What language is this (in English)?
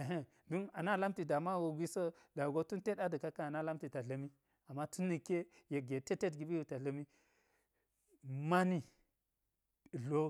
Geji